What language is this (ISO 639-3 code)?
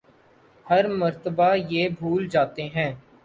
urd